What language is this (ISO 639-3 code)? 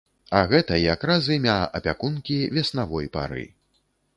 bel